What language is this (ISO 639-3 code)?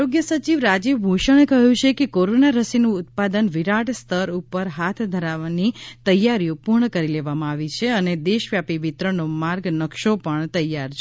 guj